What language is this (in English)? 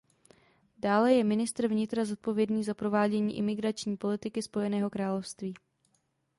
Czech